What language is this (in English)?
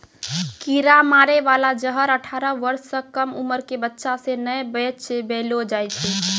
Maithili